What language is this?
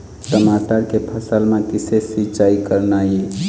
Chhattisgarhi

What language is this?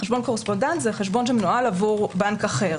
Hebrew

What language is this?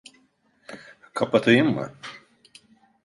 Turkish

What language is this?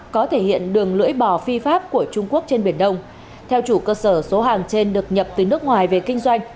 Vietnamese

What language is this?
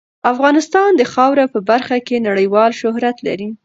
Pashto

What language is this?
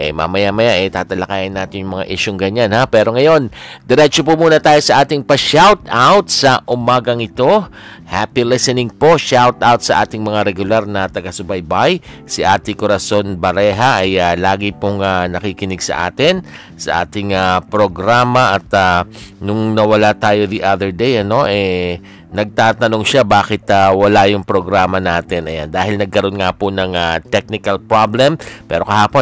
Filipino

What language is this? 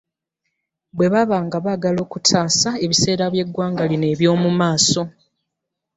Ganda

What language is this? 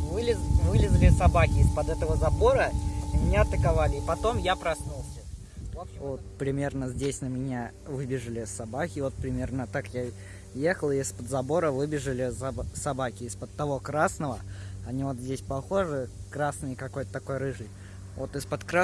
Russian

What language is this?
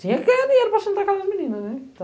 Portuguese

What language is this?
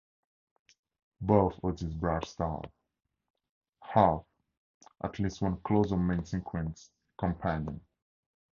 English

